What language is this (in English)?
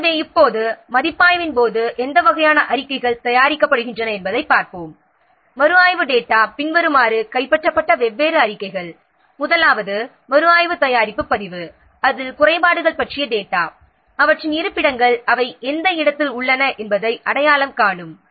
Tamil